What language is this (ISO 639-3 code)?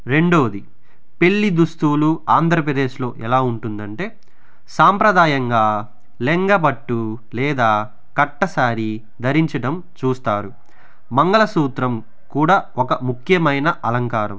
tel